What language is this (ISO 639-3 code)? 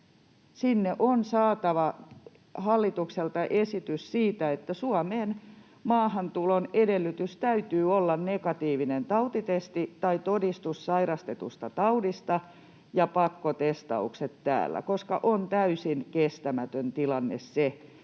fin